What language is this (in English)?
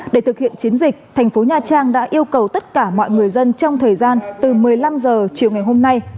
Vietnamese